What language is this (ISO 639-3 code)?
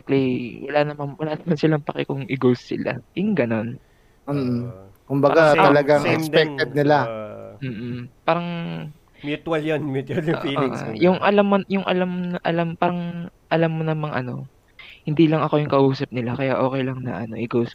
fil